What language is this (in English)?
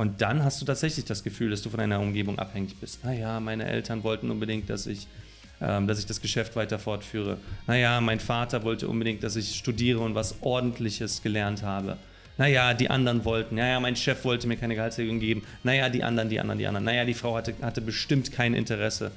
German